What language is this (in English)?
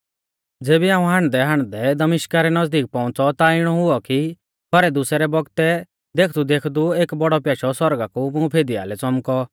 Mahasu Pahari